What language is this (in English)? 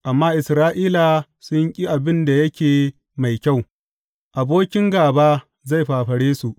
Hausa